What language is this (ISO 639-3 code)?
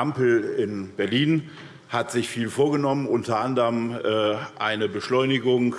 deu